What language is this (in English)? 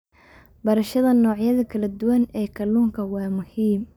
Somali